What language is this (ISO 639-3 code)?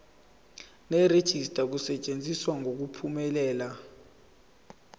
zul